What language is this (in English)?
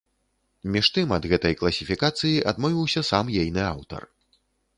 Belarusian